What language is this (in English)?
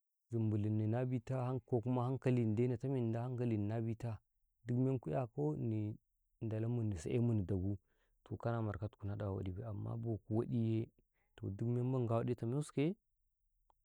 Karekare